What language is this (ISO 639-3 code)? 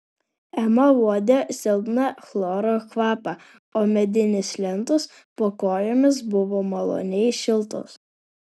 lit